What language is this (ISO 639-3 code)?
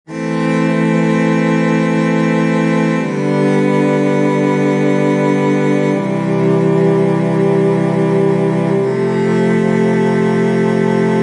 msa